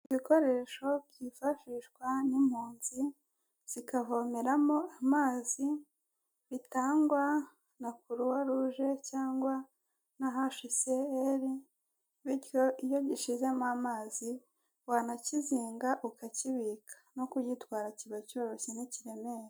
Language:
Kinyarwanda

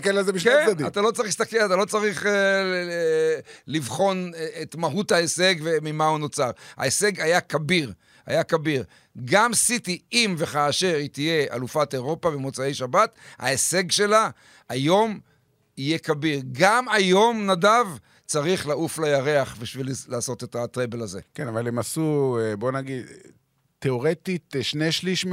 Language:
Hebrew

